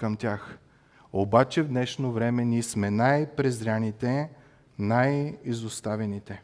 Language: Bulgarian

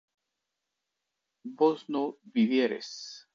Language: Spanish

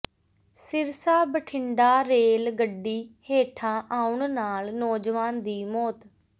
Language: Punjabi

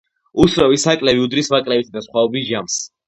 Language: Georgian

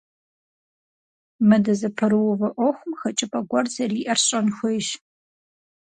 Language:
Kabardian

